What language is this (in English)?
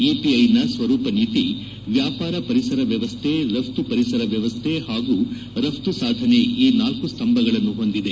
Kannada